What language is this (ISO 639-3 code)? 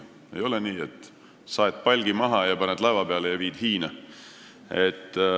est